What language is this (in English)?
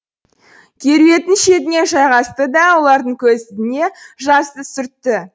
Kazakh